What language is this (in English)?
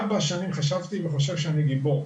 Hebrew